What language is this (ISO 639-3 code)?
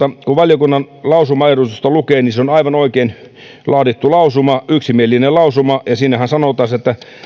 fin